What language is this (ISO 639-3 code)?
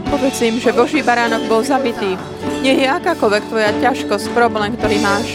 slk